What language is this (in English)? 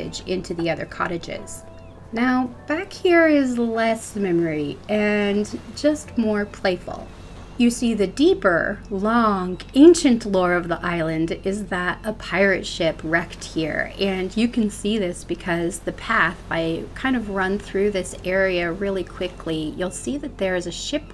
English